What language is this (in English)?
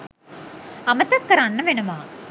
Sinhala